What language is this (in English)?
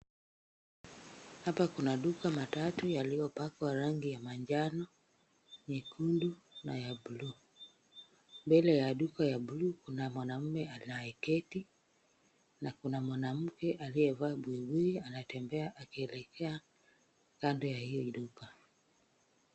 Swahili